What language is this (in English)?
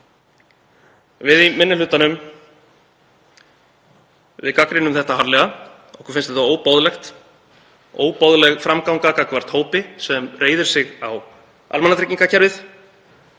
Icelandic